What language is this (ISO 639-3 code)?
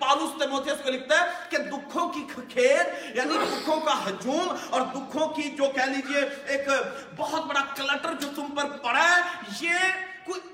urd